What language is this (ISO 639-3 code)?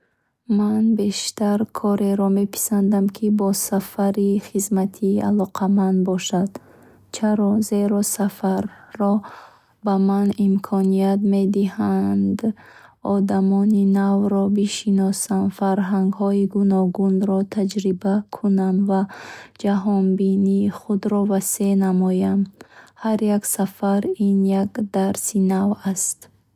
bhh